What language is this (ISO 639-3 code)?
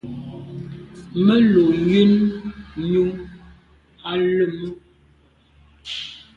byv